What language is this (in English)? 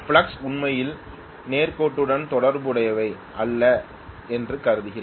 Tamil